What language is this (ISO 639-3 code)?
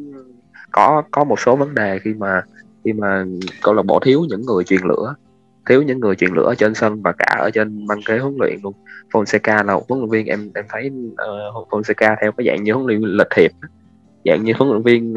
vie